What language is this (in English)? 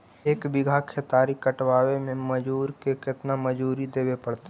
Magahi